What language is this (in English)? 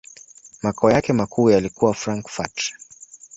Swahili